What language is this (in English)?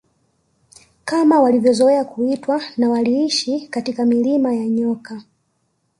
Swahili